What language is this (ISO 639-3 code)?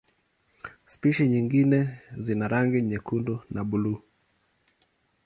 swa